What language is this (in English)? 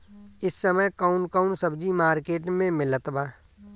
Bhojpuri